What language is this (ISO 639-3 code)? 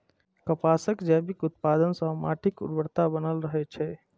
mai